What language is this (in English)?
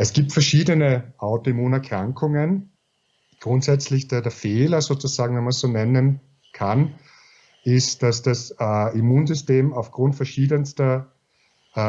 German